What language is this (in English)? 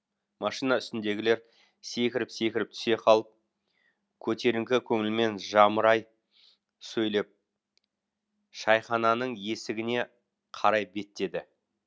Kazakh